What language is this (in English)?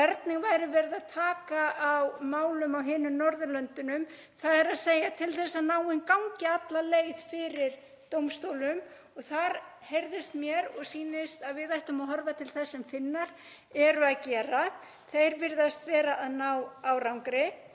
Icelandic